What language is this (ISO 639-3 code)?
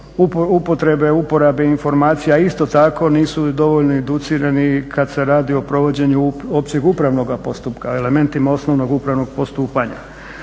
hrv